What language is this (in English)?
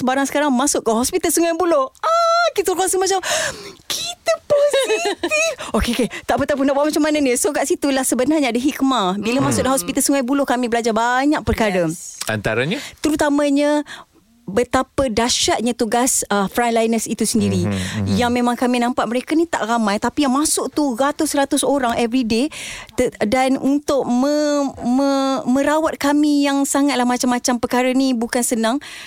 Malay